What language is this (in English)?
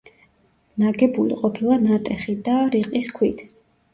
Georgian